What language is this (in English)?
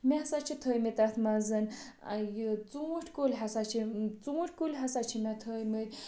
Kashmiri